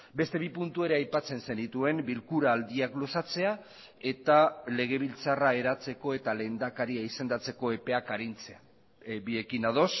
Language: Basque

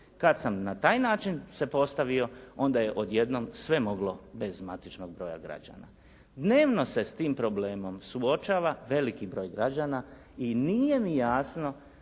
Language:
Croatian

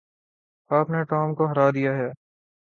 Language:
Urdu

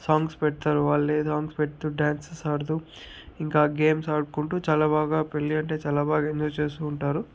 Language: Telugu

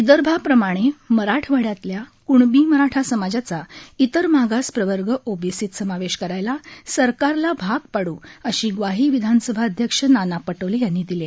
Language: Marathi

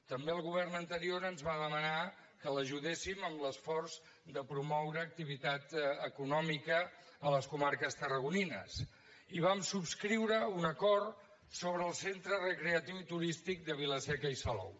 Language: Catalan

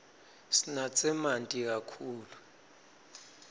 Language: Swati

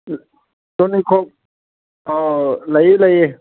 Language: Manipuri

